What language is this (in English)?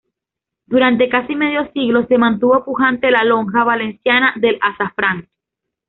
Spanish